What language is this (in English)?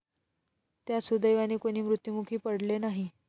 Marathi